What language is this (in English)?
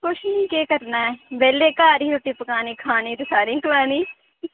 Dogri